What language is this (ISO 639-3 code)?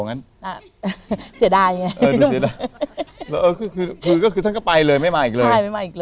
tha